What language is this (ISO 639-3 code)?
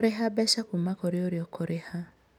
kik